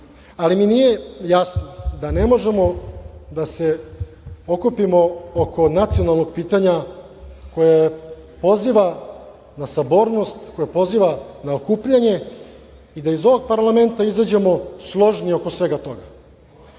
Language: Serbian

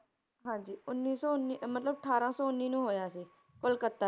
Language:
Punjabi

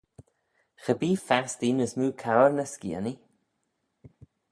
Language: Manx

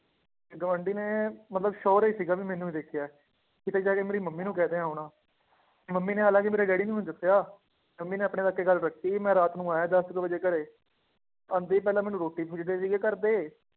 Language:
Punjabi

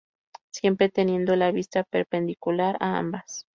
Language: Spanish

